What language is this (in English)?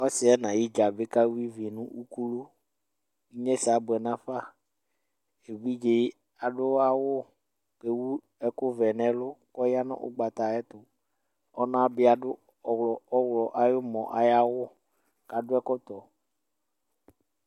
Ikposo